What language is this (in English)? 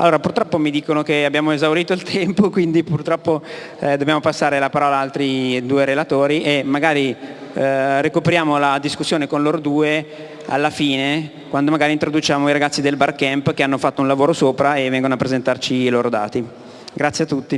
Italian